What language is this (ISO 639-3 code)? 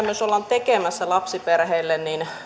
fin